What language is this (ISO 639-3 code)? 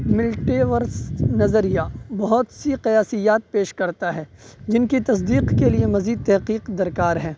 urd